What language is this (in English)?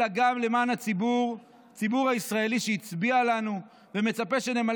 Hebrew